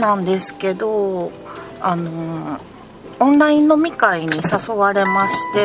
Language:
Japanese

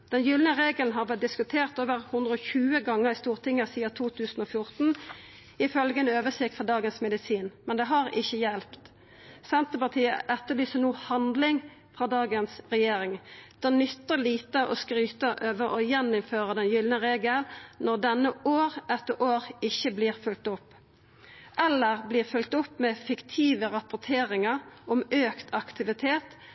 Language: Norwegian Nynorsk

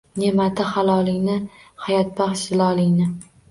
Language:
Uzbek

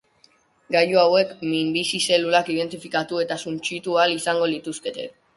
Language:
Basque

